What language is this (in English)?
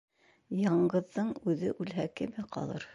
Bashkir